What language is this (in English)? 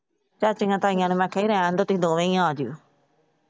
Punjabi